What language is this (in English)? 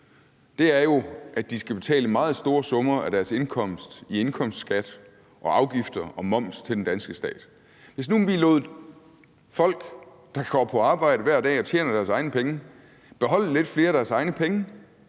Danish